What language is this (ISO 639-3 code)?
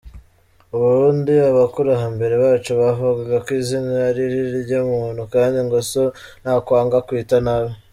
kin